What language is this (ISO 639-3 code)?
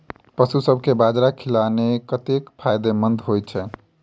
mai